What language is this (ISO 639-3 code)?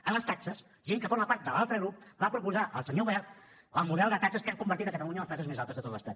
cat